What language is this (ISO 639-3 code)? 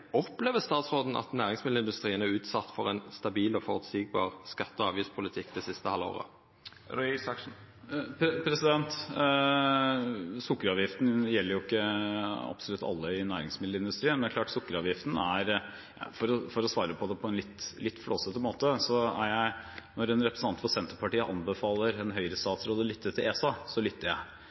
nor